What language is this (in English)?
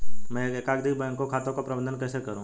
Hindi